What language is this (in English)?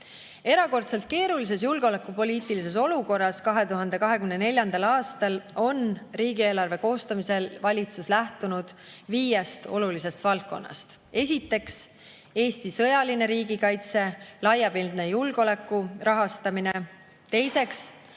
Estonian